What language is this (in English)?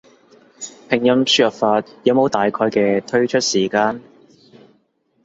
Cantonese